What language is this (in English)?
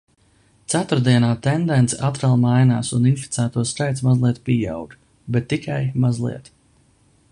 Latvian